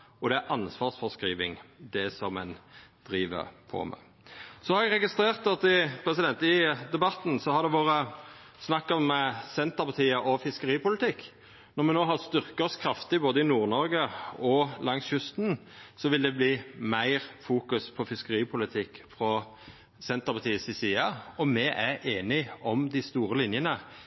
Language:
Norwegian Nynorsk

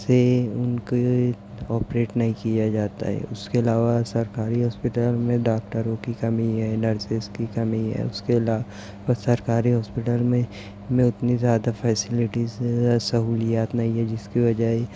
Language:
Urdu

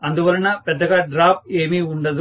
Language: Telugu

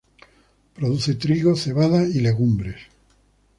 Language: Spanish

